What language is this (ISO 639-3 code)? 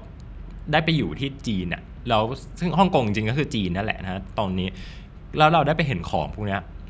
tha